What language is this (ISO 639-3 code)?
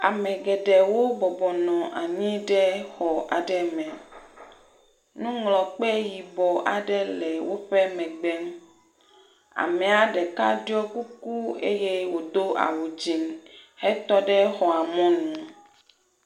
ewe